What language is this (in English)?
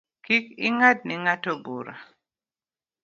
Luo (Kenya and Tanzania)